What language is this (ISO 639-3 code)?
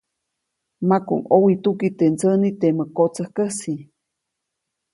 zoc